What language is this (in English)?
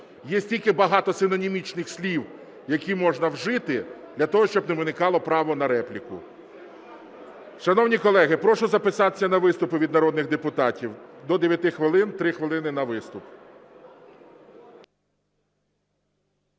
Ukrainian